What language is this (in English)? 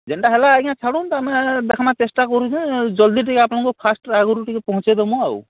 Odia